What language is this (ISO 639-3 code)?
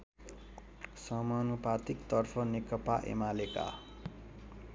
nep